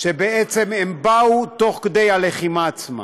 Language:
Hebrew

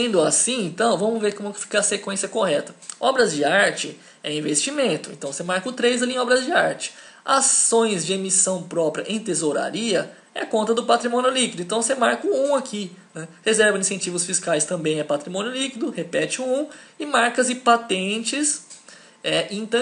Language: Portuguese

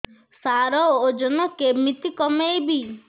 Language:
Odia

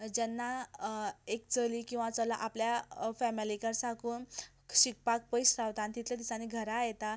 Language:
Konkani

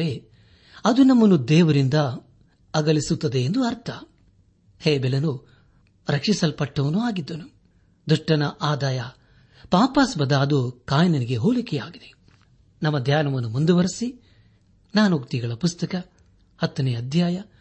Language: Kannada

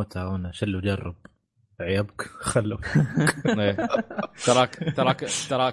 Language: Arabic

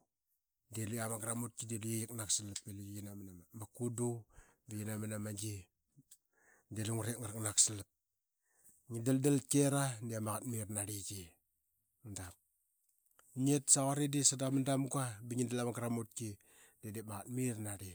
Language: Qaqet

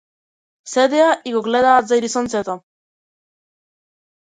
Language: Macedonian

